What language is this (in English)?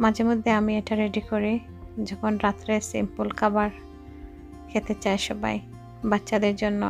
Romanian